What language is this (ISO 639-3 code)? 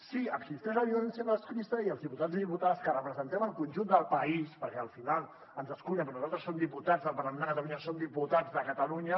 cat